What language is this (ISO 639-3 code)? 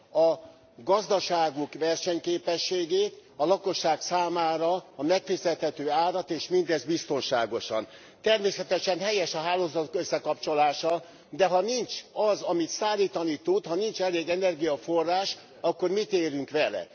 hun